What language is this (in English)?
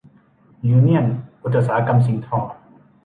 Thai